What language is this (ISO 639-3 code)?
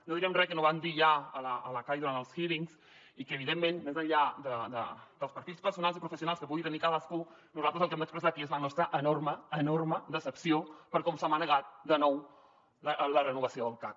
cat